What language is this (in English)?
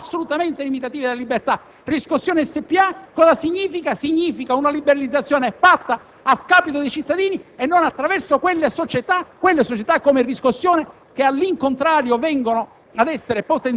Italian